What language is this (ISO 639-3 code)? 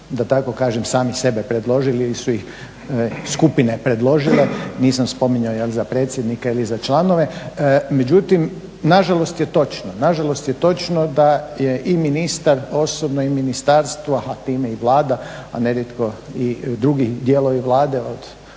hrv